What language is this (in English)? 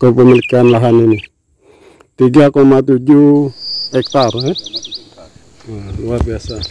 Indonesian